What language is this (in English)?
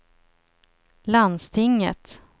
Swedish